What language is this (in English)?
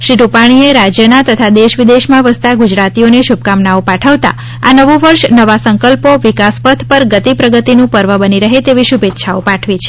Gujarati